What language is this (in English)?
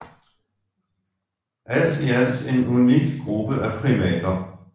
Danish